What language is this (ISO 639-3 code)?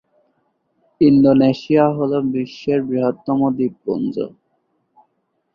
ben